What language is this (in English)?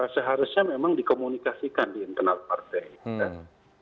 Indonesian